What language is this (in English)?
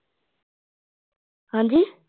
Punjabi